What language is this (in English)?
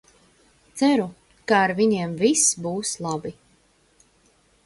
Latvian